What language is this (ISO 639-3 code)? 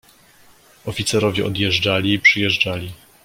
pol